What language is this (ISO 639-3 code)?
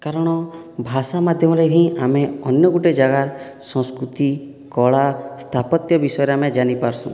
ori